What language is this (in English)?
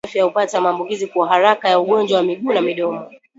Swahili